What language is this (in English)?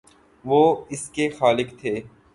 Urdu